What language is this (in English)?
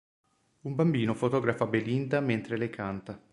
Italian